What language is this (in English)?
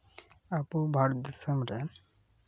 Santali